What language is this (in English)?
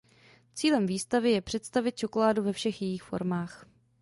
Czech